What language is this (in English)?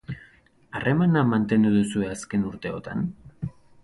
Basque